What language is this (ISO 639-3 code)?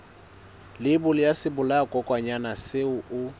sot